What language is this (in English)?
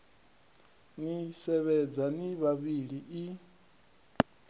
Venda